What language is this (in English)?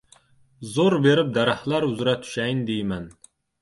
Uzbek